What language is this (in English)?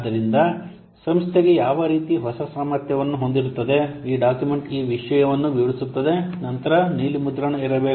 Kannada